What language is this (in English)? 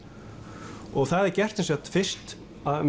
Icelandic